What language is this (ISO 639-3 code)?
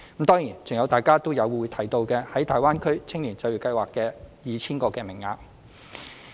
yue